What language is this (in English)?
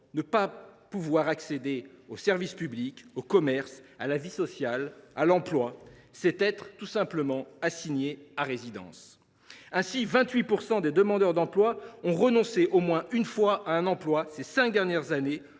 French